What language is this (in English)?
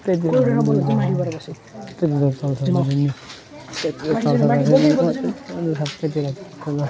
Nepali